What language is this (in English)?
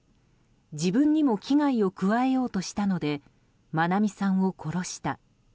Japanese